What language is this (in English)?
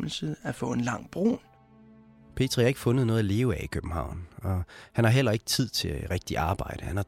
Danish